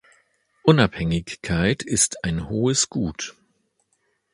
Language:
German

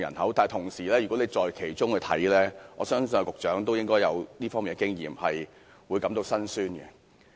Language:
Cantonese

